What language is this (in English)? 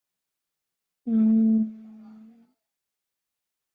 Chinese